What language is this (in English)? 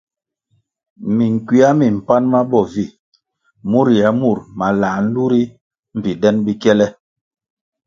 Kwasio